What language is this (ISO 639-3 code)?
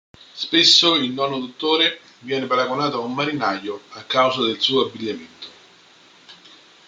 ita